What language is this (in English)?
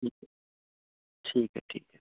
Urdu